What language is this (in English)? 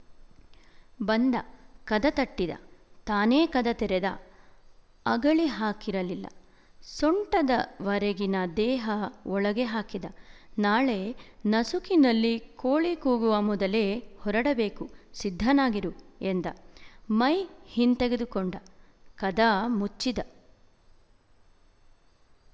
Kannada